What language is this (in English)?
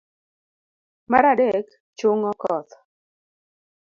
Luo (Kenya and Tanzania)